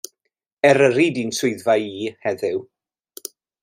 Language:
Welsh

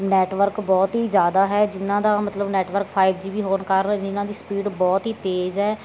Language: Punjabi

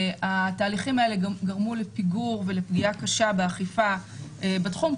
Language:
Hebrew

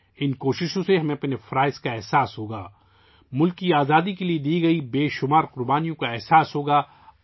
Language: Urdu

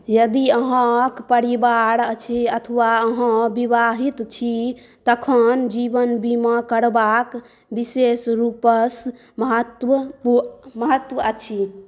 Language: Maithili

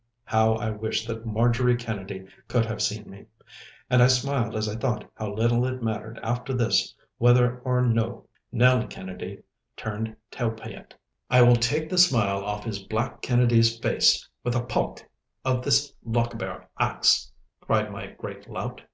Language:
English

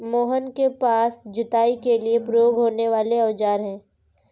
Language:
Hindi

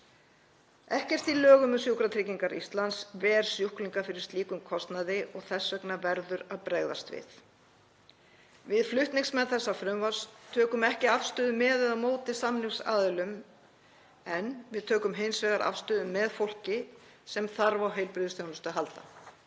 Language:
Icelandic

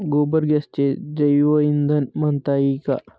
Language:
Marathi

